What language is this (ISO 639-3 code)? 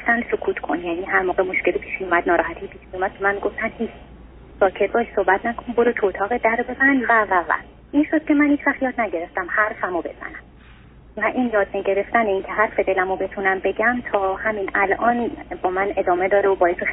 fas